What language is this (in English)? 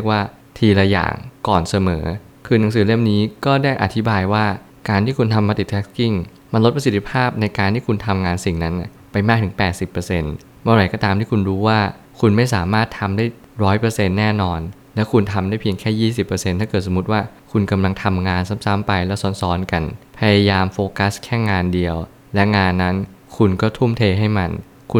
Thai